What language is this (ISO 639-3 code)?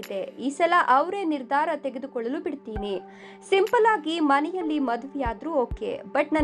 hin